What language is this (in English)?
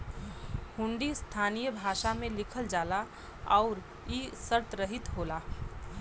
Bhojpuri